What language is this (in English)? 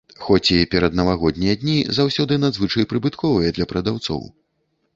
Belarusian